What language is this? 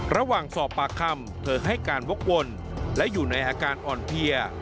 Thai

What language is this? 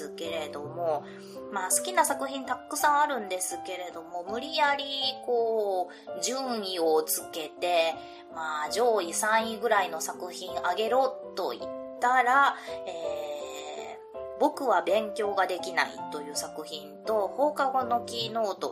Japanese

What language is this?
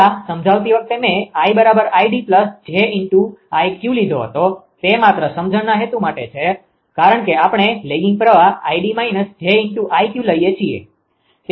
Gujarati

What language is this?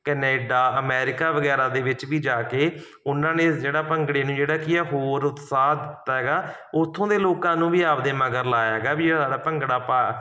Punjabi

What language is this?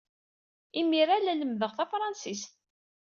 Kabyle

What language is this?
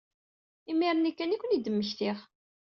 Kabyle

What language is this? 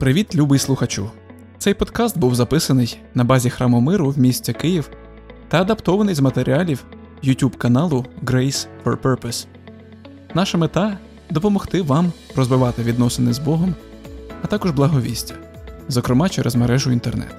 Ukrainian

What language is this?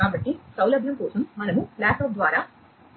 Telugu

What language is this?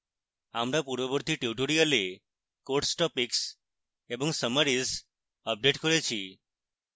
Bangla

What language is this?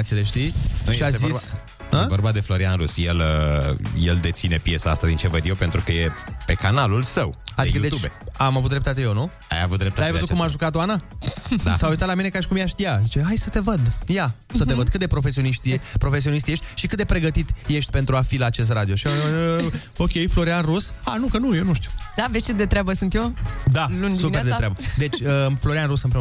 Romanian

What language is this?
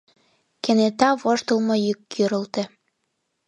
Mari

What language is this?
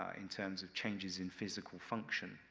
English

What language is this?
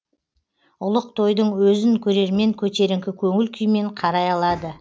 Kazakh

